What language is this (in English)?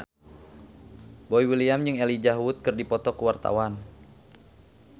Sundanese